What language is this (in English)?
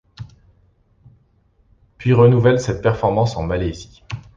French